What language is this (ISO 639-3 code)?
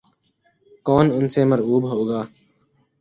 urd